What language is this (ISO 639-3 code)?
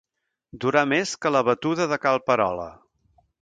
cat